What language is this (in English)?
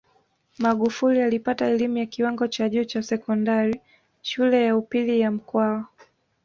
Swahili